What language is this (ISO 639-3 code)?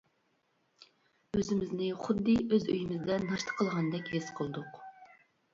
uig